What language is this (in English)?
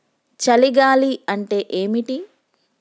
Telugu